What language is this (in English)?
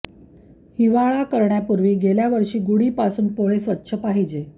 Marathi